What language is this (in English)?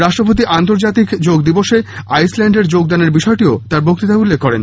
Bangla